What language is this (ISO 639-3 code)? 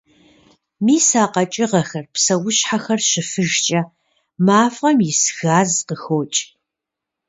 kbd